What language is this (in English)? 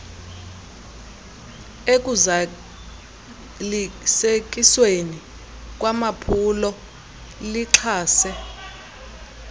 Xhosa